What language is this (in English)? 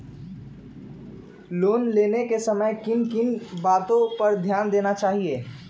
Magahi